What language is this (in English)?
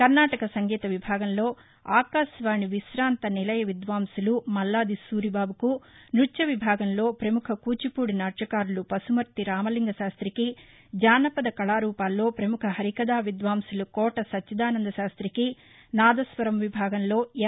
Telugu